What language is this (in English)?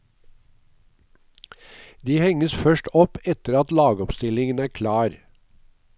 Norwegian